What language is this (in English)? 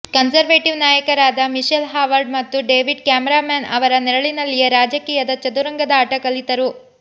Kannada